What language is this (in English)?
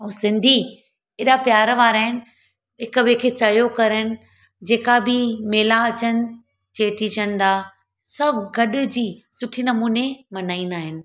Sindhi